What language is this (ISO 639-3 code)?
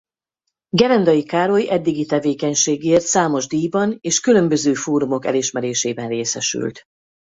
hun